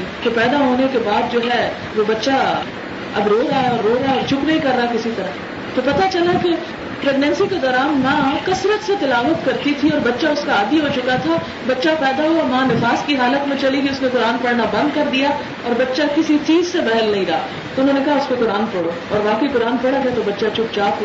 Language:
Urdu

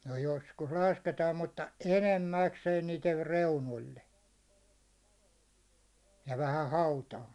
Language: Finnish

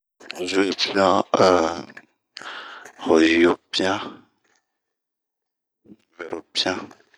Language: Bomu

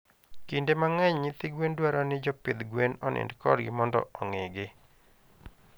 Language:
Luo (Kenya and Tanzania)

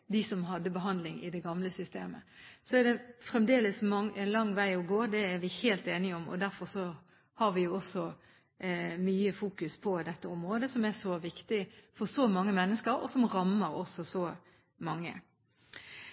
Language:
Norwegian Bokmål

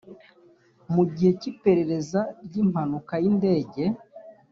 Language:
Kinyarwanda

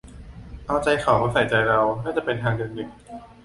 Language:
Thai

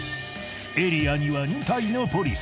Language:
Japanese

